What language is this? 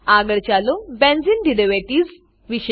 Gujarati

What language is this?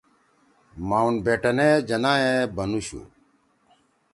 Torwali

